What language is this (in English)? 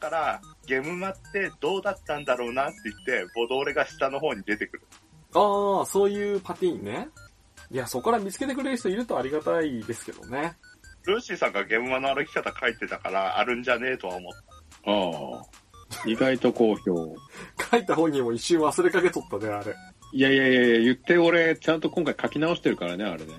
Japanese